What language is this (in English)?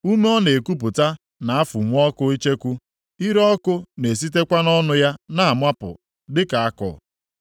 Igbo